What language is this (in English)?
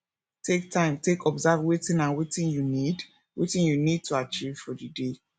Nigerian Pidgin